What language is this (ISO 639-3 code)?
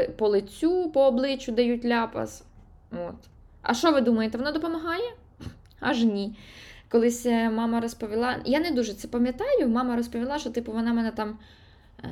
ukr